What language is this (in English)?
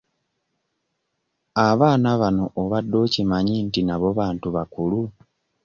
Ganda